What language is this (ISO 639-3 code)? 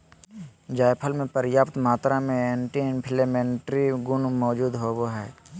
mag